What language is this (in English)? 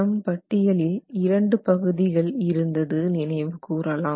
Tamil